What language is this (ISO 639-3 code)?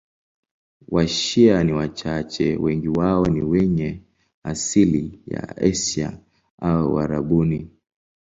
swa